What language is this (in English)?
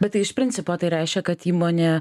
Lithuanian